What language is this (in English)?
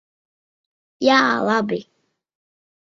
Latvian